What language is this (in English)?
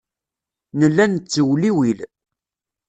Kabyle